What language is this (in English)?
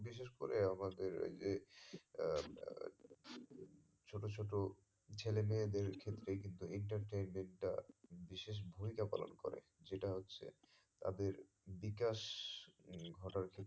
Bangla